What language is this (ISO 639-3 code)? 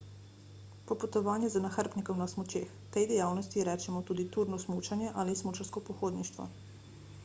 slv